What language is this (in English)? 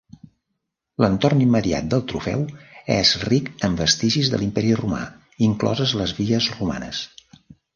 Catalan